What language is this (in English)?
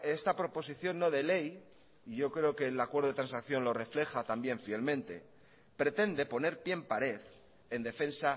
Spanish